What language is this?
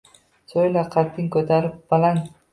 Uzbek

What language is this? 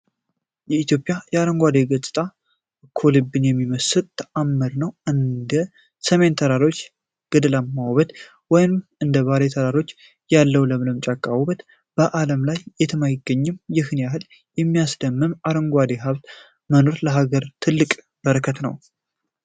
Amharic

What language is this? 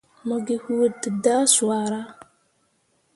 Mundang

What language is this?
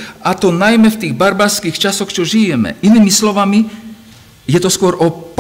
Slovak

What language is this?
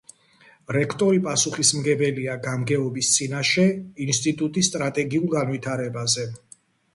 Georgian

